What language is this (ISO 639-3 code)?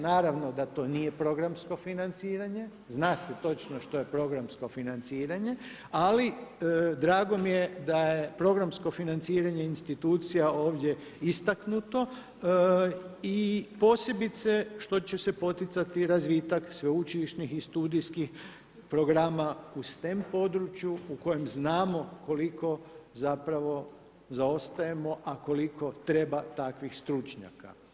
hrv